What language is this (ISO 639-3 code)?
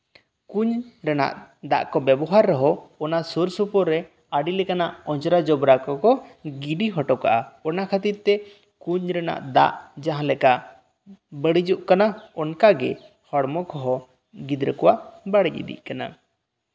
sat